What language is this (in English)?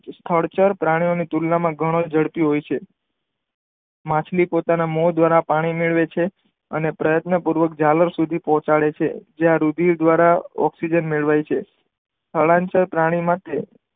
Gujarati